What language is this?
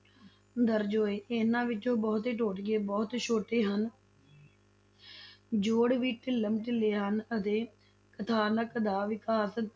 Punjabi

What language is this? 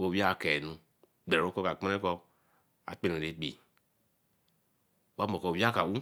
Eleme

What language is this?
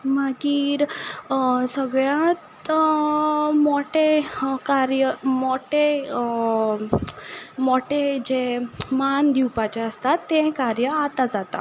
Konkani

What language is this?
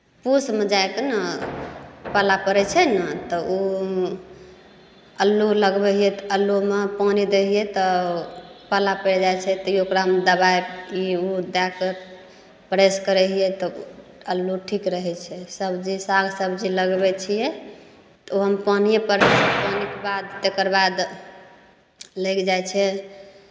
Maithili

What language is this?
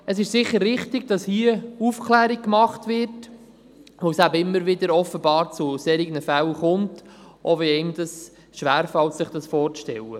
Swiss German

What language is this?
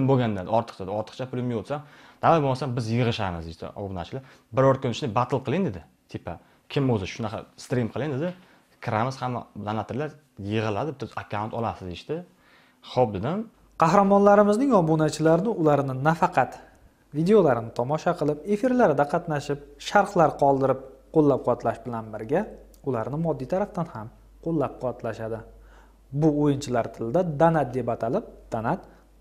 Turkish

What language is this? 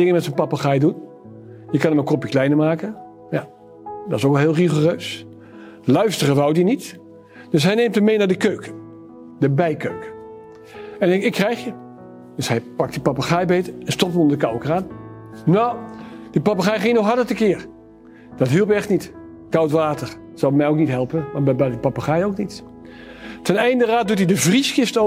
Dutch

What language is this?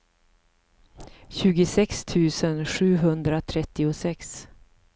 Swedish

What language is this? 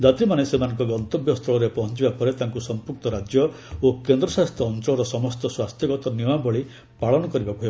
Odia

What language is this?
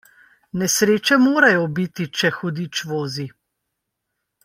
Slovenian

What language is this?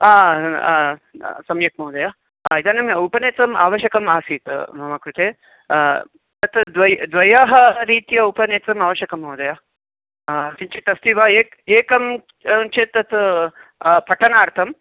Sanskrit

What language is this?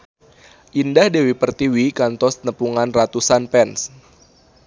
Sundanese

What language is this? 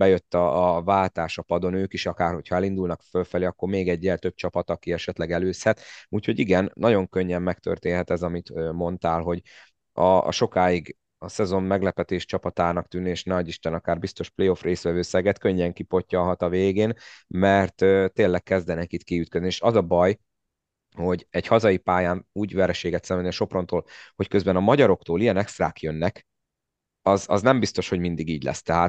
Hungarian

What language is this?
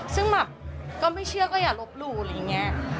Thai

